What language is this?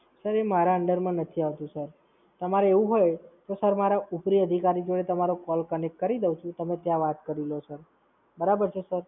Gujarati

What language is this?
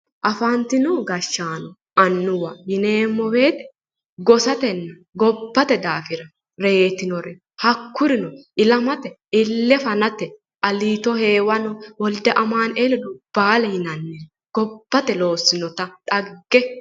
Sidamo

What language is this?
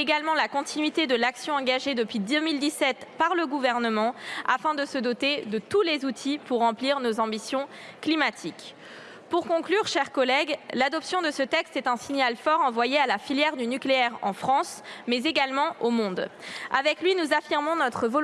French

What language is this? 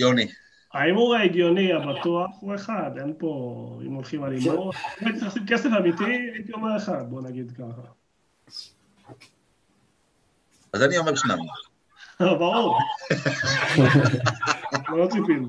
Hebrew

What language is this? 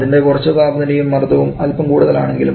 Malayalam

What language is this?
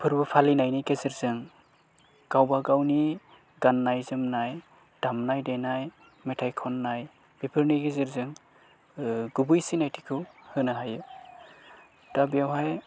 Bodo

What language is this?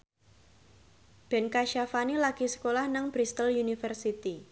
Javanese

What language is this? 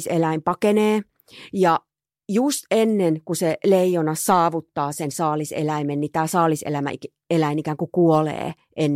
Finnish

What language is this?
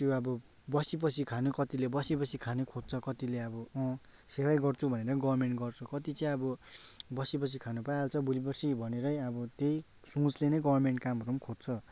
Nepali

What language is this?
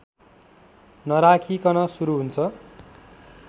Nepali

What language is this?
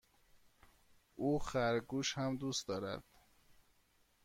Persian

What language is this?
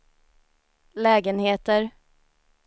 Swedish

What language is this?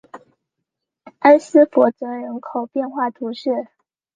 Chinese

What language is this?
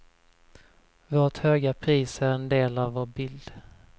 Swedish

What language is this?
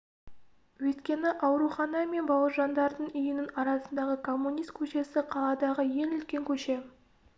Kazakh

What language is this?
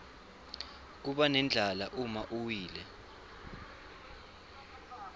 Swati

